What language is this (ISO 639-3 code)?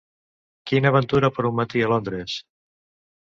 cat